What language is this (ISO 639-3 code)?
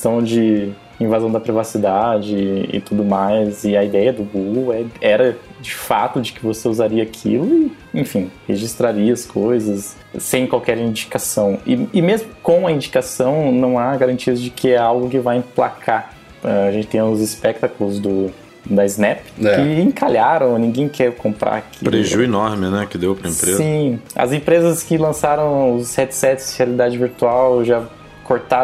por